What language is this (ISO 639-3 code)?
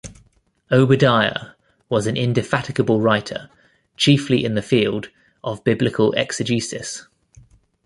eng